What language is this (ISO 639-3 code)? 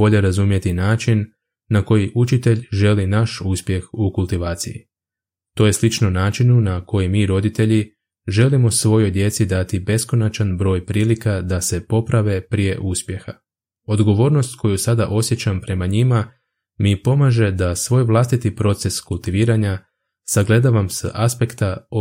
hrv